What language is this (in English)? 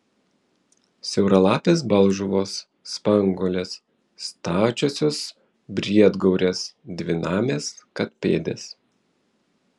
Lithuanian